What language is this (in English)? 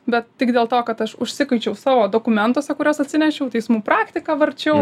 Lithuanian